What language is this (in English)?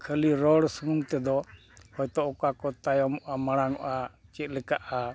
Santali